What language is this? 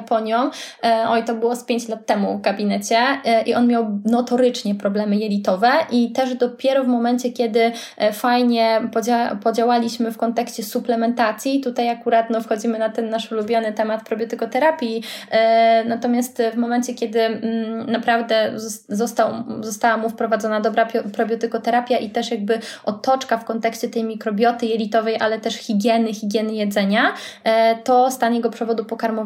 Polish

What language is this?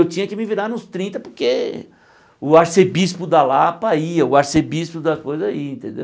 Portuguese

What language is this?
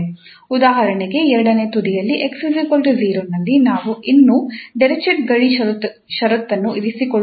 Kannada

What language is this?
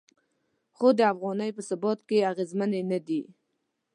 Pashto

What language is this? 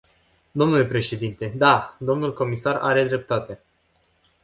Romanian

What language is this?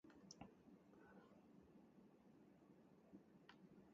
Japanese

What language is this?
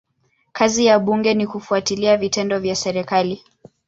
Swahili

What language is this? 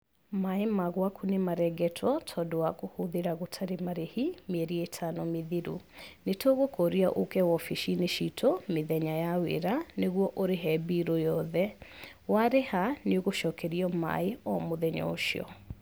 Kikuyu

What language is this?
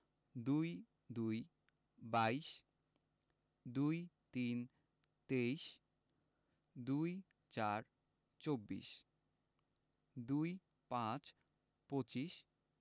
Bangla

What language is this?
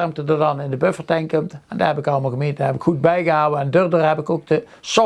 Dutch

